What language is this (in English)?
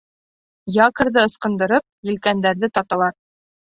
Bashkir